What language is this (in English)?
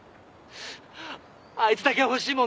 Japanese